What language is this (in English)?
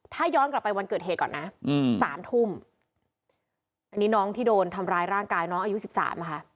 Thai